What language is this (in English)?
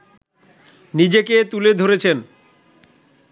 Bangla